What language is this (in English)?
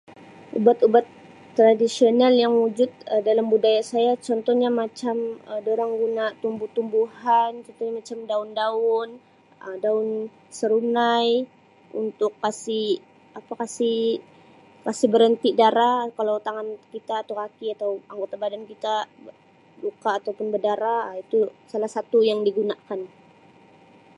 Sabah Malay